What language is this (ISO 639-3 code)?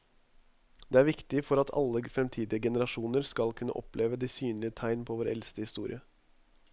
nor